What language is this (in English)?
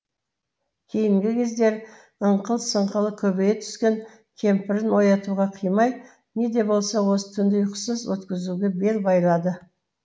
Kazakh